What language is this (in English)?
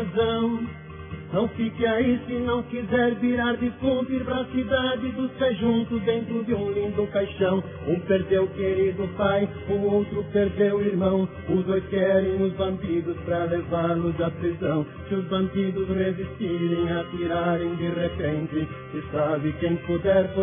Persian